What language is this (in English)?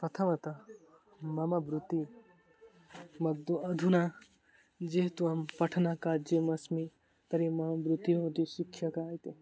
Sanskrit